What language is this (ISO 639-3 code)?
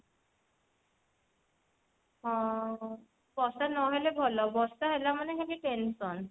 ori